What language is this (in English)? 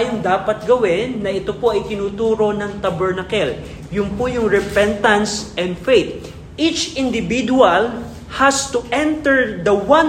Filipino